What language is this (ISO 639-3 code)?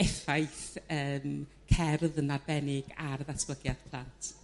cym